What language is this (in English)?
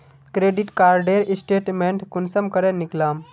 Magahi